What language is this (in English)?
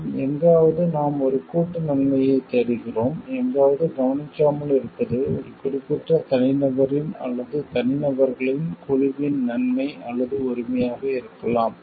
Tamil